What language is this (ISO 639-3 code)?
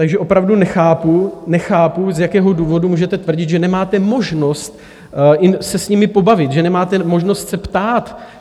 ces